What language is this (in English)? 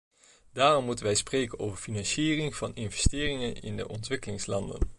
Dutch